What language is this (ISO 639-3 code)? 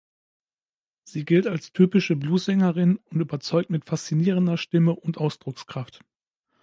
deu